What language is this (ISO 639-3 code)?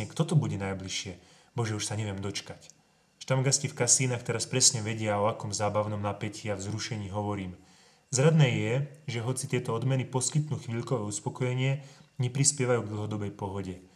slk